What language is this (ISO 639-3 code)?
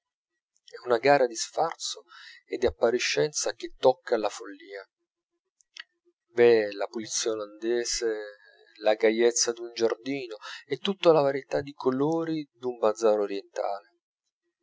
ita